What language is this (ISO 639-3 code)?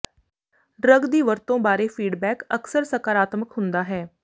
pan